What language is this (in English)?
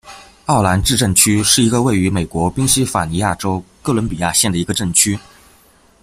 Chinese